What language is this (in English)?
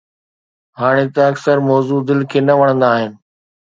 Sindhi